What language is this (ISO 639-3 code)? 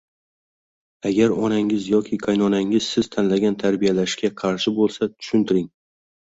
uzb